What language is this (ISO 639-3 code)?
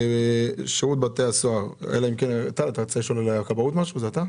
heb